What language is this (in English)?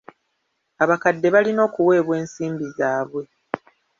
Ganda